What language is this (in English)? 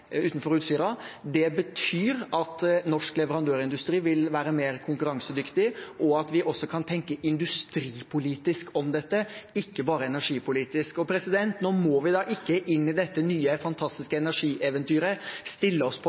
Norwegian Bokmål